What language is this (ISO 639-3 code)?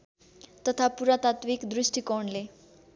nep